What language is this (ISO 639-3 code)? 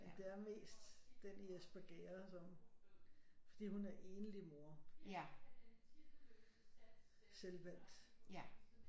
dan